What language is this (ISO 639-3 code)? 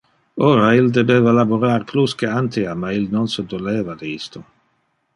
ina